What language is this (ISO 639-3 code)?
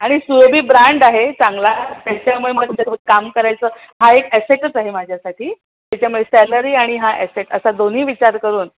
mar